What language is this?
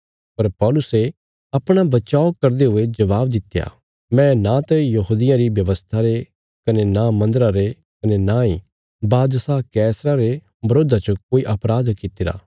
Bilaspuri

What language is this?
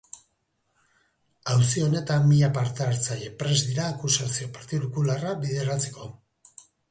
Basque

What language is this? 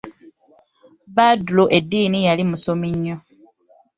Ganda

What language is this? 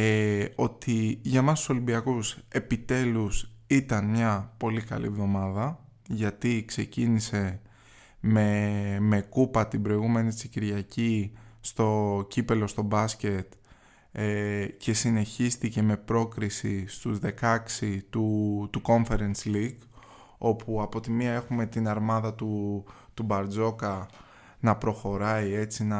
Greek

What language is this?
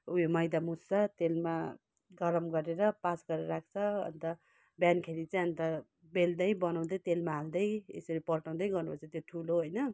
Nepali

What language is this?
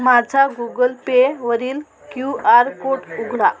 Marathi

